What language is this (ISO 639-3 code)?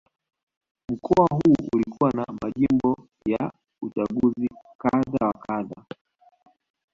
swa